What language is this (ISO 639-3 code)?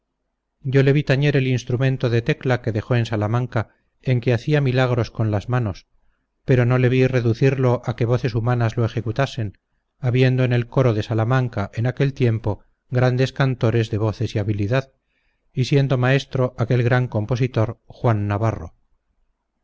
spa